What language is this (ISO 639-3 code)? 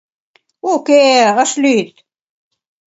chm